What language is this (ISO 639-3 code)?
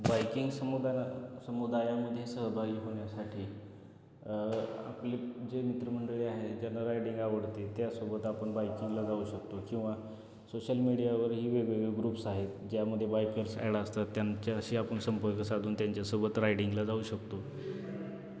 mar